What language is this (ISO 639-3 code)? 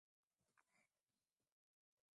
swa